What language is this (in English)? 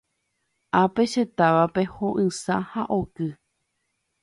Guarani